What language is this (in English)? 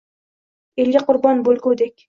Uzbek